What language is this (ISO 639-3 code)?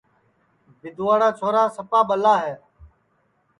ssi